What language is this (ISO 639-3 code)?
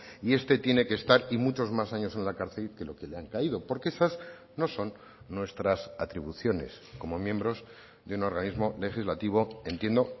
spa